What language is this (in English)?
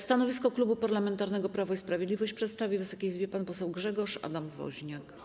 Polish